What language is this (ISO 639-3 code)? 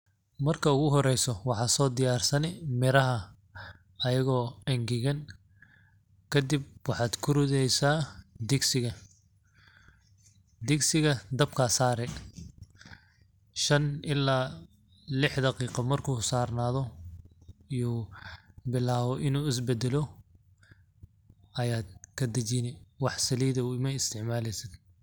som